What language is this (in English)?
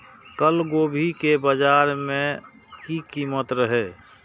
Maithili